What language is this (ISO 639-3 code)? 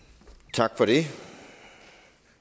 dan